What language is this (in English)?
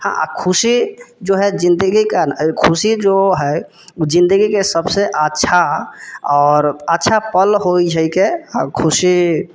Maithili